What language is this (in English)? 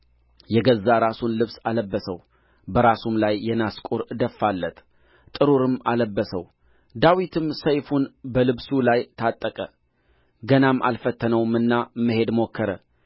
Amharic